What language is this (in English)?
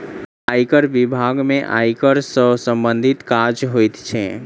Maithili